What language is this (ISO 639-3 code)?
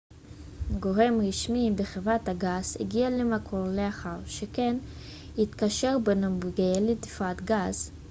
heb